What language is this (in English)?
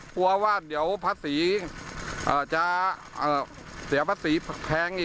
Thai